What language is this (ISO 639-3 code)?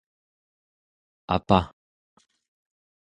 esu